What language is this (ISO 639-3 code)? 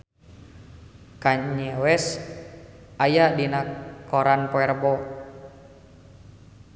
sun